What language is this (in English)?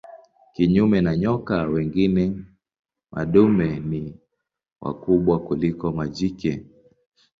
Swahili